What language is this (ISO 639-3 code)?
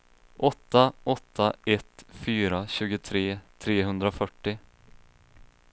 swe